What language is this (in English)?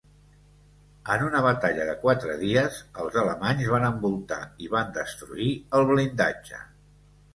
Catalan